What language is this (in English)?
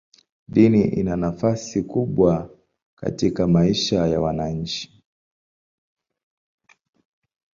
Swahili